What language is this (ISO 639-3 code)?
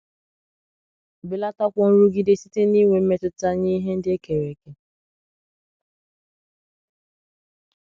ibo